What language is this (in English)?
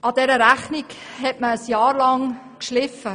Swiss German